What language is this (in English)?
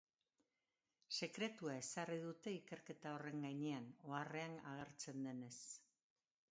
Basque